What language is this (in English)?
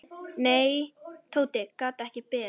Icelandic